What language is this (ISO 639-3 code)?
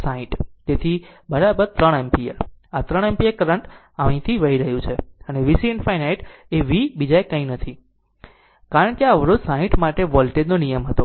guj